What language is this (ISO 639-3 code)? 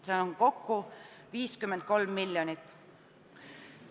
est